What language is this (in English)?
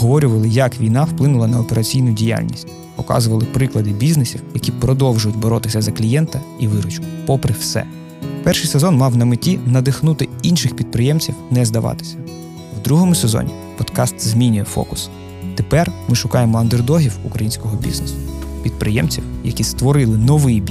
Ukrainian